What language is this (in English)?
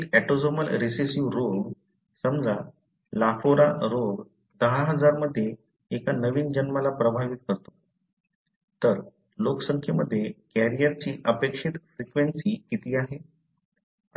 Marathi